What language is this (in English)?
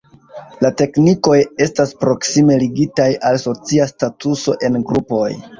Esperanto